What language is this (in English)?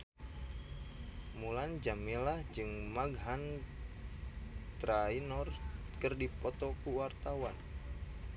Sundanese